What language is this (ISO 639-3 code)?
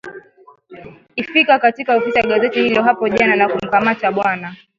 swa